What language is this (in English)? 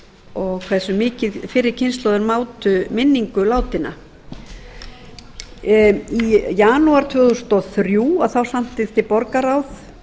Icelandic